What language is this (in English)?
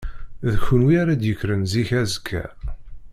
Kabyle